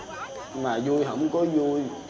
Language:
Vietnamese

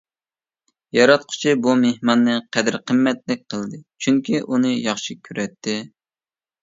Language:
Uyghur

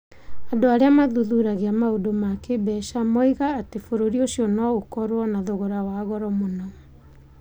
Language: Kikuyu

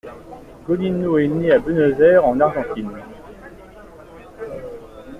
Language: French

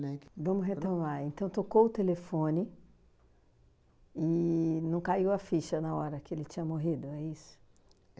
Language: Portuguese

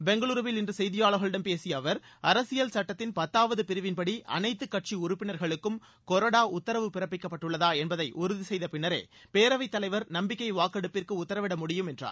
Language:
Tamil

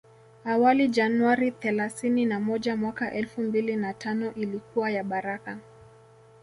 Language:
Swahili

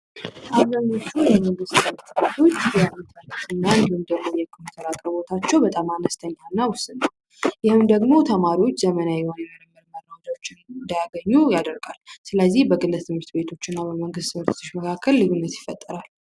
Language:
Amharic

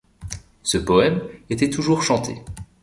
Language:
French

